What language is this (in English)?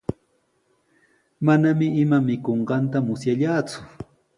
Sihuas Ancash Quechua